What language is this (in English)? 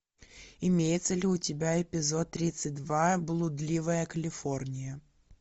Russian